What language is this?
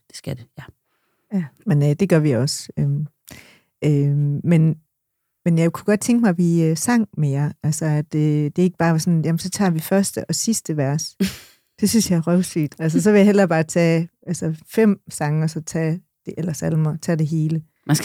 Danish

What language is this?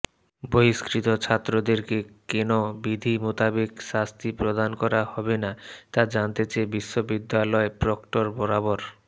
Bangla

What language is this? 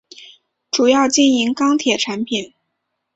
Chinese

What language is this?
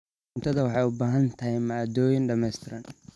Somali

